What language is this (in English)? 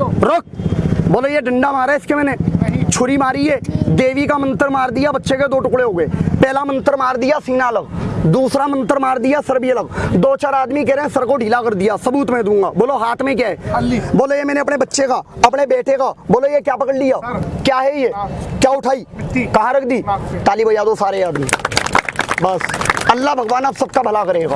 Hindi